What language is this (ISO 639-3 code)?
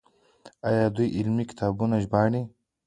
pus